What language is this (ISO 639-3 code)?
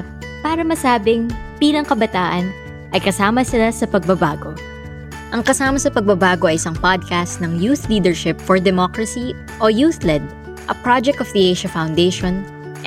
fil